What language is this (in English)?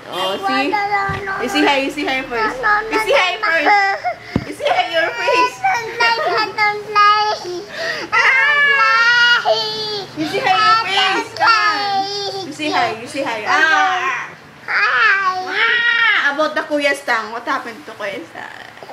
English